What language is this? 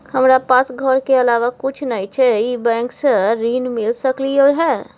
Maithili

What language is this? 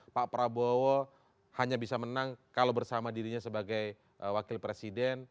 Indonesian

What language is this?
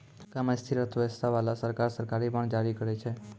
Maithili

